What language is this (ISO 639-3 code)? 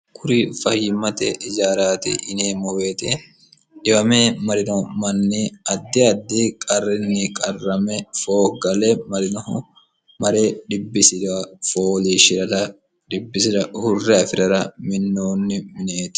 sid